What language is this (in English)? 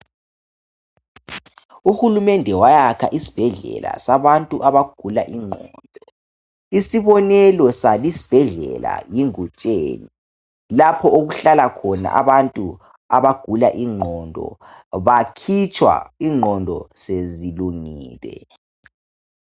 North Ndebele